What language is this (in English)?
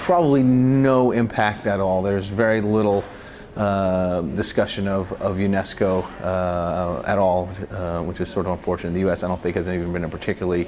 English